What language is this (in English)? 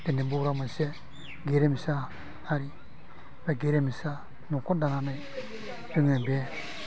Bodo